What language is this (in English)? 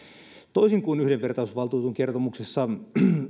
Finnish